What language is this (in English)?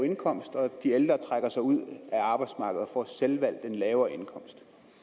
Danish